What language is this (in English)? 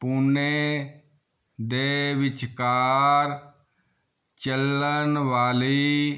Punjabi